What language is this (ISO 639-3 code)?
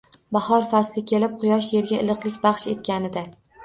uzb